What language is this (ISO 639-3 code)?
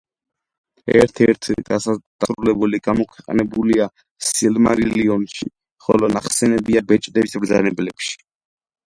kat